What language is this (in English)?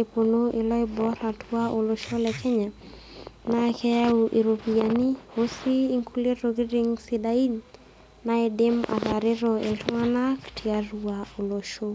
Masai